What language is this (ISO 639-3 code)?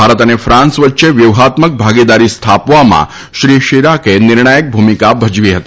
guj